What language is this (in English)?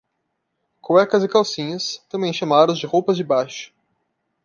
Portuguese